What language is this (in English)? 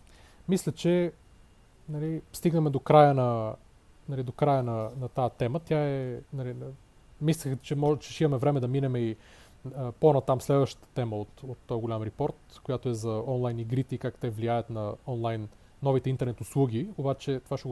Bulgarian